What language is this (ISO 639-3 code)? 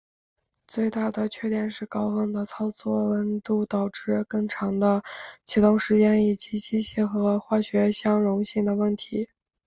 zho